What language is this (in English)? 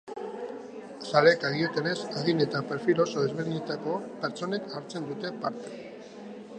Basque